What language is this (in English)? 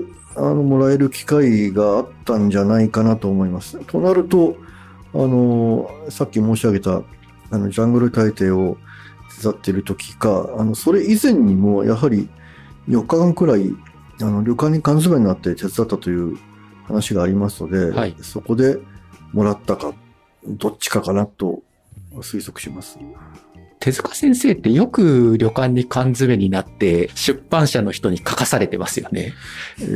Japanese